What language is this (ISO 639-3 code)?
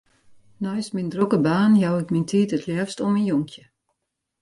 fry